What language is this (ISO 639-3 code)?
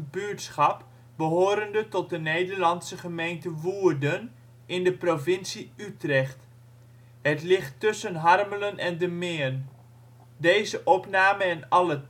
nld